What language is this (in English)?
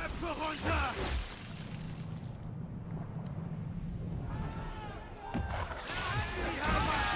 German